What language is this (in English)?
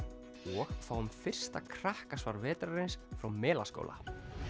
Icelandic